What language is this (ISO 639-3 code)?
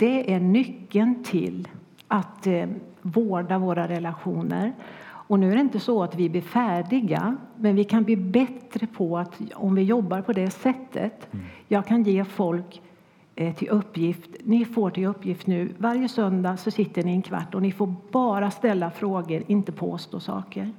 swe